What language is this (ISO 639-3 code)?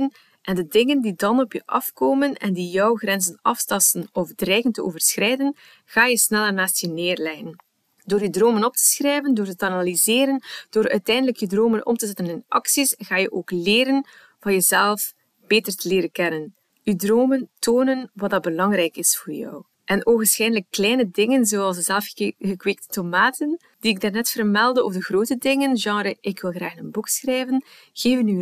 nld